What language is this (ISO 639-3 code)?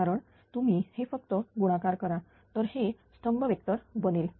mar